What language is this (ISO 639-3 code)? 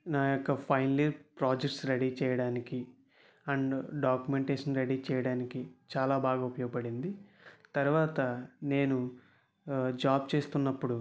tel